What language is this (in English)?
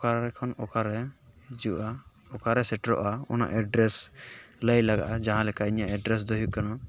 Santali